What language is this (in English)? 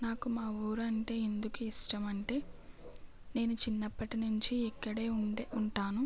Telugu